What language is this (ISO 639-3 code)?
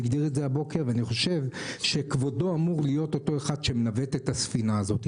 heb